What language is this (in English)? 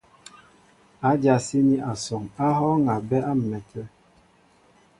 Mbo (Cameroon)